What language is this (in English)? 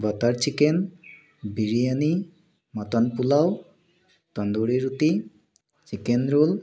Assamese